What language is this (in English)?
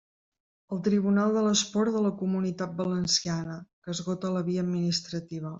Catalan